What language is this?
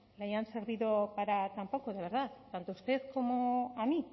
Spanish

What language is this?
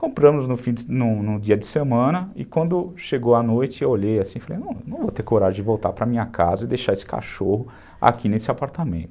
Portuguese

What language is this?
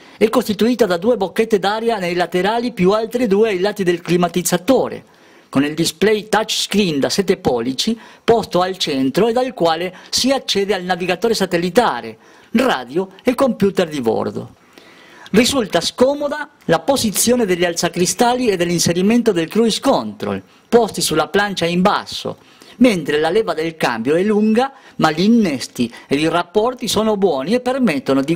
Italian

